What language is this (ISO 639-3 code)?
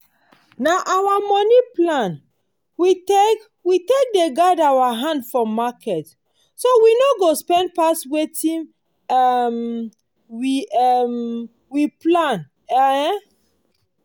pcm